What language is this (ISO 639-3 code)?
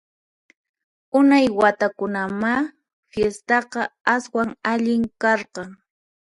qxp